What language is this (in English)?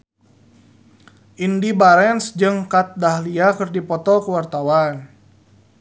Sundanese